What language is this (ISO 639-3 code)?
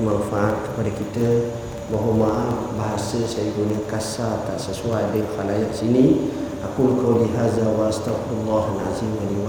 msa